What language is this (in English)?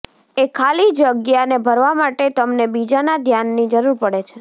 Gujarati